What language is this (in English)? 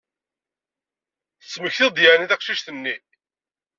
Kabyle